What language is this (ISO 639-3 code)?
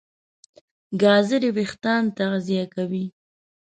pus